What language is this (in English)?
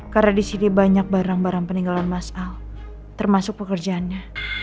Indonesian